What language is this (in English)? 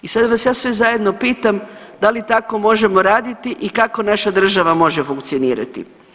Croatian